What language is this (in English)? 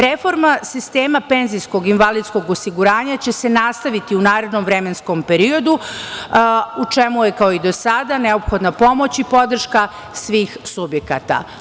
Serbian